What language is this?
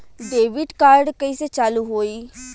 Bhojpuri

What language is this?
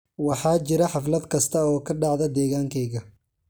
Somali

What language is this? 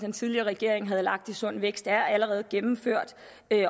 Danish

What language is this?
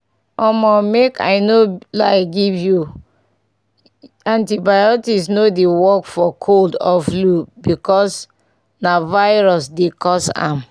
Nigerian Pidgin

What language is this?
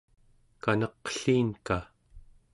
Central Yupik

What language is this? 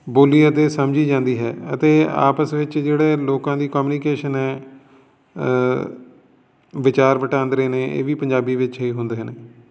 Punjabi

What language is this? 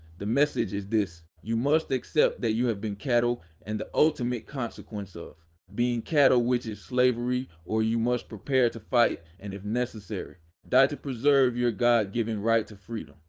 English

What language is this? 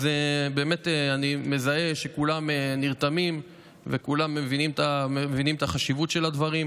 Hebrew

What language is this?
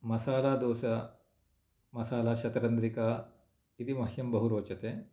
Sanskrit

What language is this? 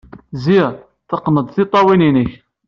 Kabyle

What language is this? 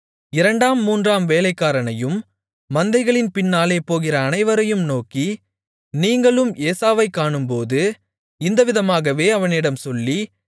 Tamil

